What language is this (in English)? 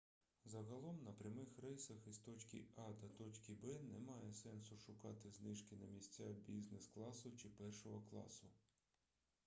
Ukrainian